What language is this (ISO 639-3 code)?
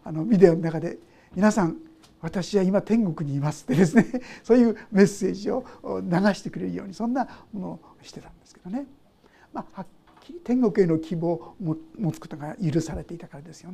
jpn